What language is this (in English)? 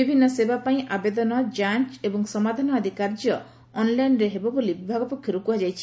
Odia